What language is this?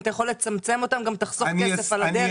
Hebrew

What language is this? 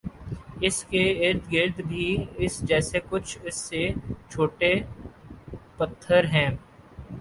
Urdu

